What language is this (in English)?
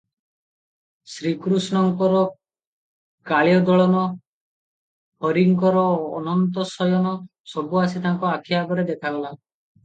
Odia